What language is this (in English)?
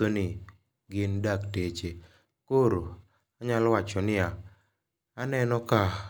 Luo (Kenya and Tanzania)